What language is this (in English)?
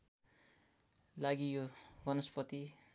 Nepali